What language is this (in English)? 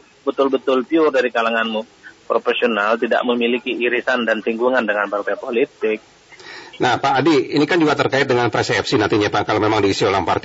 Indonesian